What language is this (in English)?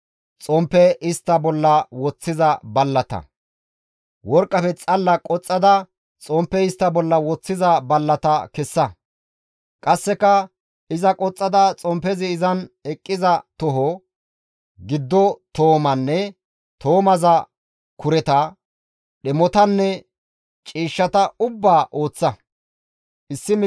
Gamo